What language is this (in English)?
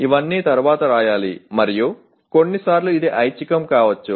Telugu